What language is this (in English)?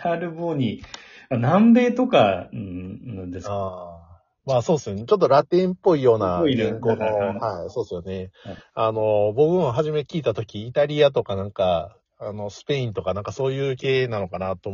Japanese